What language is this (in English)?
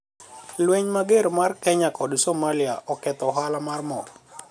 Luo (Kenya and Tanzania)